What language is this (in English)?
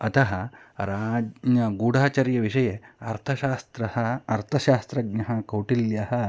Sanskrit